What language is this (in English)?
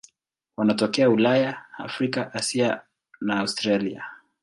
Swahili